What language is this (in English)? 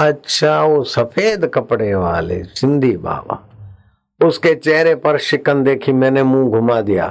Hindi